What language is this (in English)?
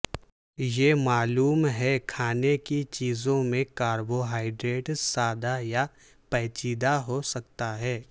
Urdu